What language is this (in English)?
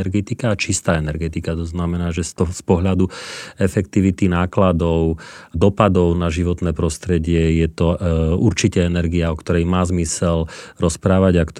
Slovak